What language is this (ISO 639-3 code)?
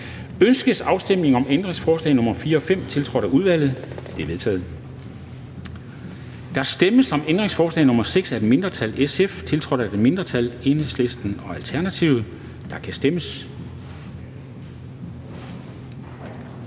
dan